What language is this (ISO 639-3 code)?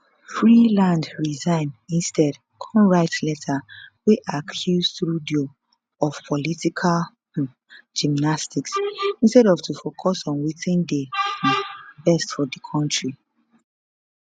pcm